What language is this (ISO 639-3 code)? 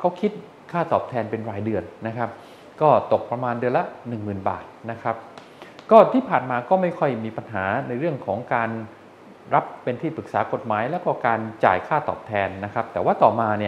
tha